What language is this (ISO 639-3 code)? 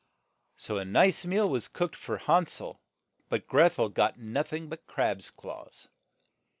eng